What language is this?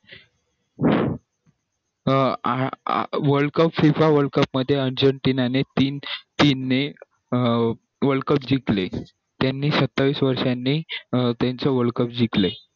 Marathi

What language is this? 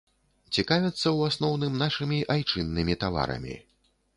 Belarusian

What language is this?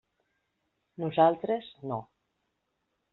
Catalan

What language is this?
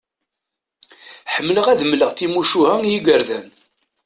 Kabyle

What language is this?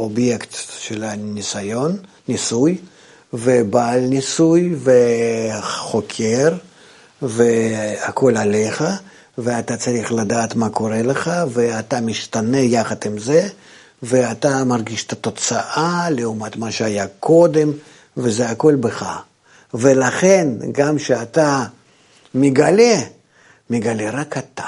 Hebrew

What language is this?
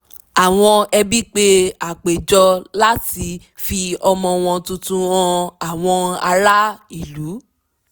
Yoruba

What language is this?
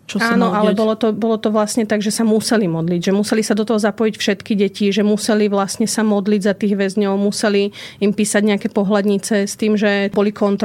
Slovak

